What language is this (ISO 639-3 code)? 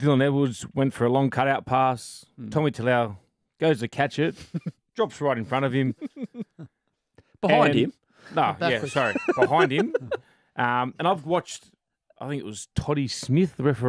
eng